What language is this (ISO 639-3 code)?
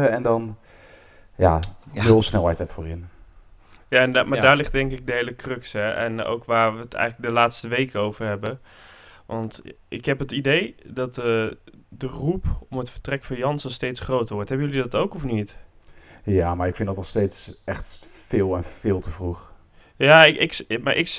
nld